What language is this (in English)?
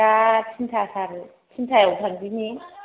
Bodo